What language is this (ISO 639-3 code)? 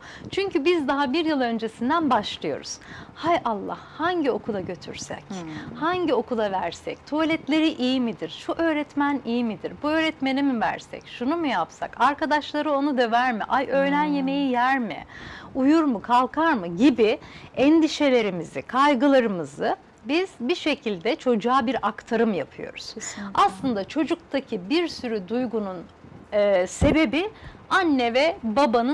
tur